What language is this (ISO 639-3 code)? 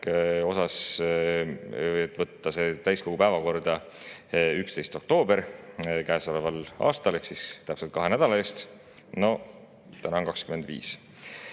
est